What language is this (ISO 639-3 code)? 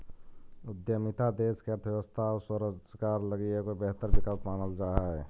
mag